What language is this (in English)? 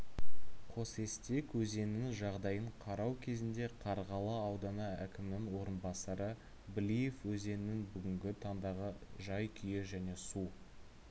Kazakh